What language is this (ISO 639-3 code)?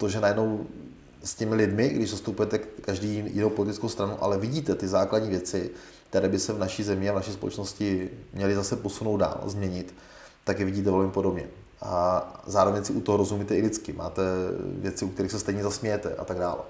ces